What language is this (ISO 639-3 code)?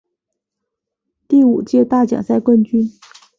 zho